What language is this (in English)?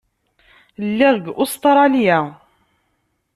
Kabyle